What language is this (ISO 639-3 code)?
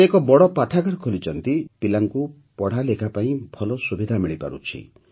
ori